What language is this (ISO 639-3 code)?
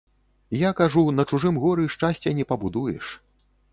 bel